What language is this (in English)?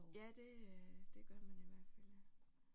Danish